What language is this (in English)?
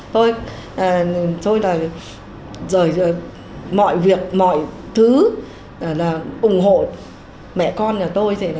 Vietnamese